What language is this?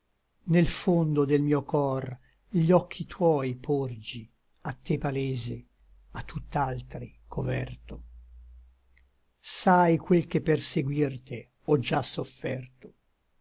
Italian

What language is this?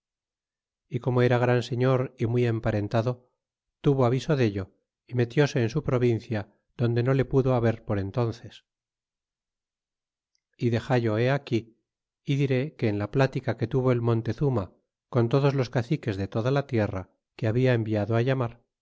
Spanish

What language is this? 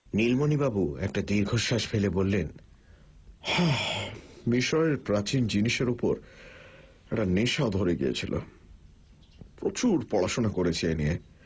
Bangla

